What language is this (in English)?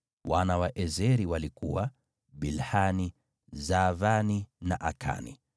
Swahili